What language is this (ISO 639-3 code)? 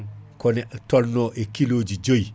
ful